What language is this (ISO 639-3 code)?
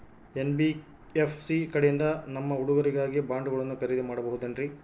kan